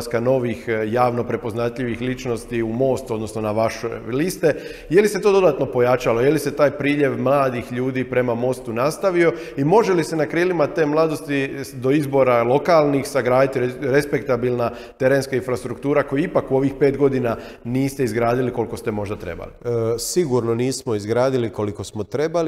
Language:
Croatian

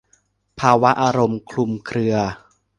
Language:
Thai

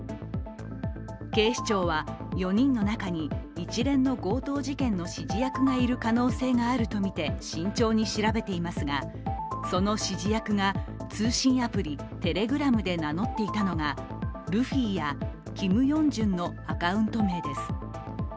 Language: Japanese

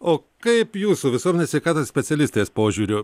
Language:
Lithuanian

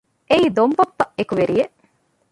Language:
Divehi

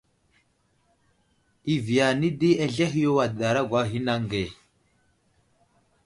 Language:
Wuzlam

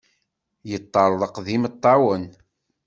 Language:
Kabyle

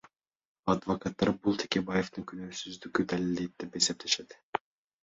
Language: Kyrgyz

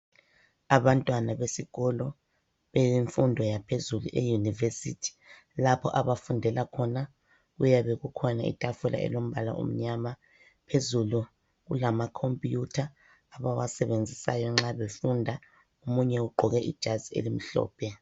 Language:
North Ndebele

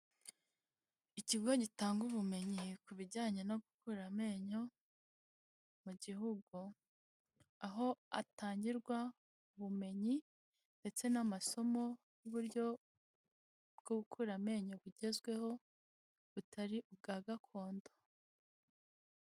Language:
Kinyarwanda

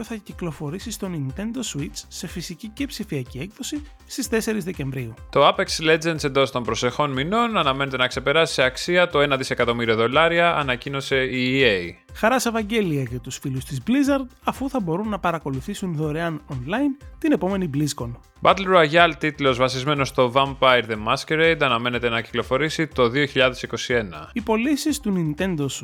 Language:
Greek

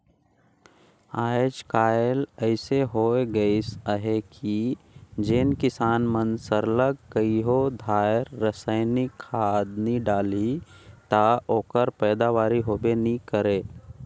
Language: Chhattisgarhi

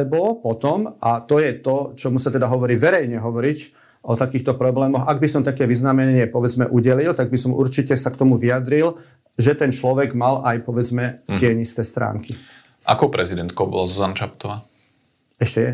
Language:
Slovak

